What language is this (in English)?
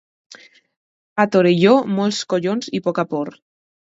Catalan